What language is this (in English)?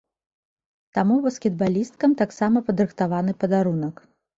Belarusian